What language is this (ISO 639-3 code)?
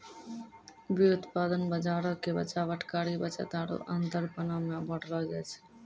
mai